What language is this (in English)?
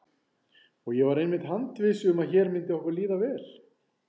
Icelandic